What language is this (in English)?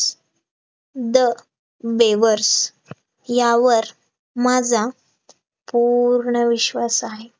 Marathi